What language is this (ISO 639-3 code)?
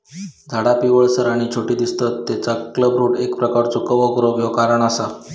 mar